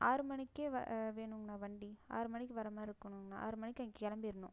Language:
Tamil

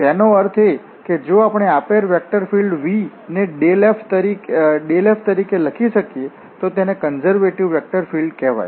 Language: Gujarati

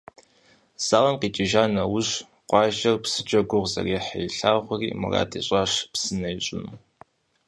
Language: Kabardian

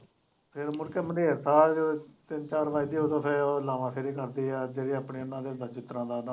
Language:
Punjabi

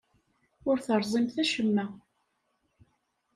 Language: Kabyle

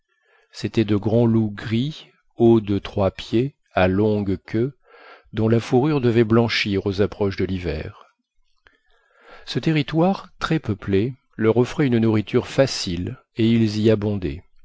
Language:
French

